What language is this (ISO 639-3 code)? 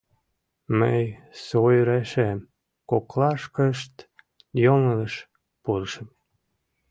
chm